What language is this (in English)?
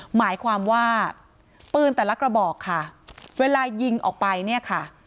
Thai